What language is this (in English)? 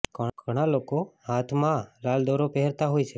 Gujarati